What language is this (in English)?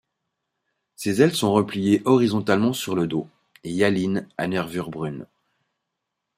French